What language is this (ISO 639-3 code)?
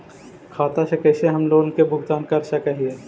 mag